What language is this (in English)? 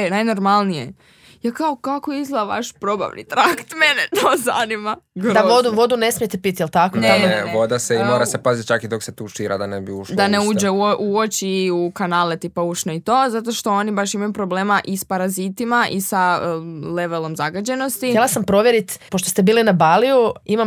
Croatian